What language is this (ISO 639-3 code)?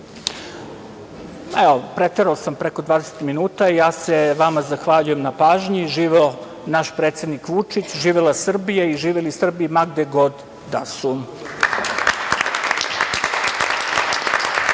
srp